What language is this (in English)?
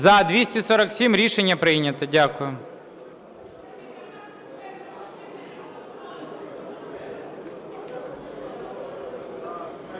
Ukrainian